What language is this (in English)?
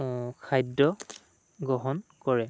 Assamese